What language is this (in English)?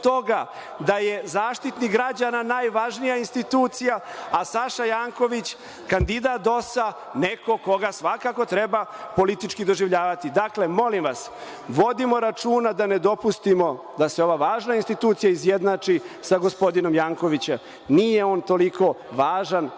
Serbian